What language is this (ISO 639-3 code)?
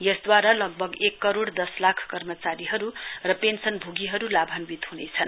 nep